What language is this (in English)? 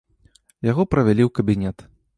Belarusian